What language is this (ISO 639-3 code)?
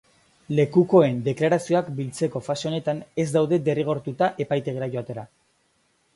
eus